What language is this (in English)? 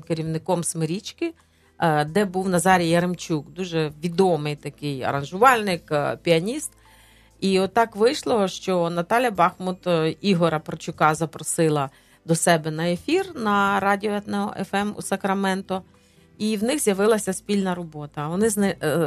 Ukrainian